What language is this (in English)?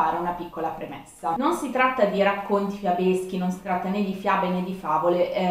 Italian